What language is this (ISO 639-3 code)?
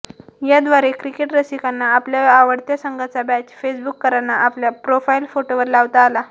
mar